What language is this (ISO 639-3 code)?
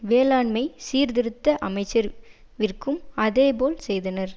tam